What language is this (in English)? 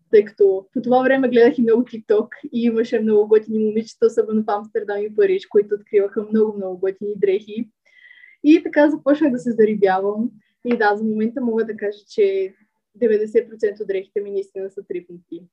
Bulgarian